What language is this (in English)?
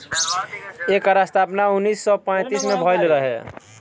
Bhojpuri